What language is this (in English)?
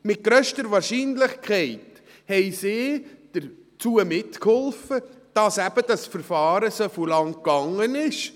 Swiss German